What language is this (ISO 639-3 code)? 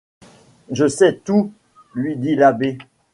fra